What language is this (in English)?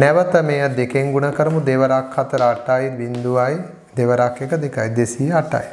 Hindi